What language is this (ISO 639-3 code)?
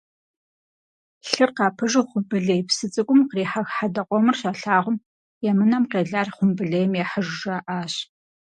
kbd